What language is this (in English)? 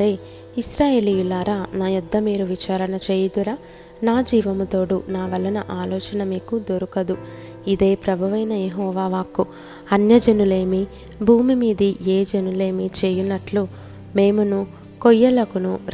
Telugu